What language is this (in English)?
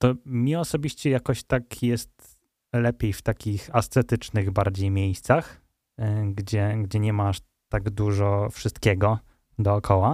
Polish